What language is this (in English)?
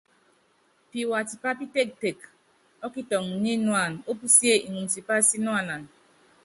Yangben